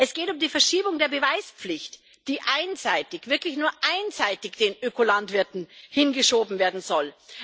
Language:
German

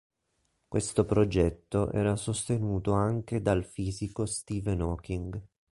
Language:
Italian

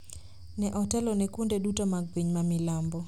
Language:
Luo (Kenya and Tanzania)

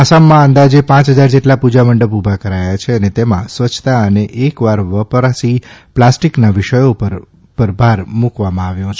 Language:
Gujarati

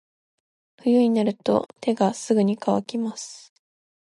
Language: Japanese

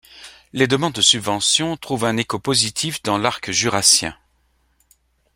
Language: French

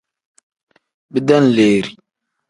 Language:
Tem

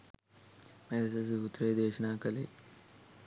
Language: Sinhala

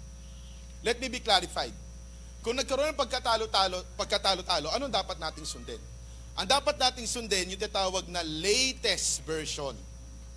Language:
Filipino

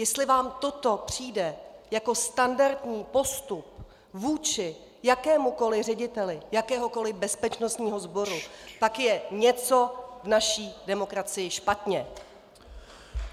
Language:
Czech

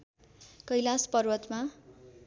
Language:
Nepali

